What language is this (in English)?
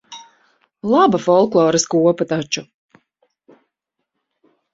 Latvian